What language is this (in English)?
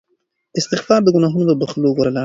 Pashto